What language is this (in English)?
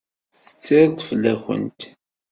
Kabyle